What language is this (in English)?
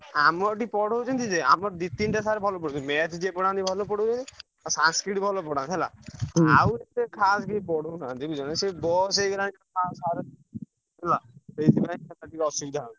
Odia